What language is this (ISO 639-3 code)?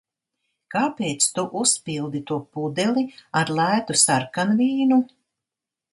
lav